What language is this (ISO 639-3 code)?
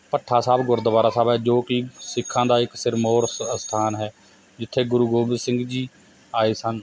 pan